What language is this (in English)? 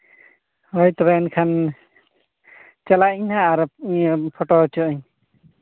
Santali